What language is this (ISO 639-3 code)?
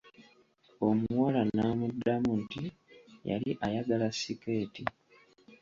lug